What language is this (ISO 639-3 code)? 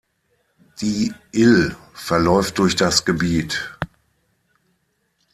deu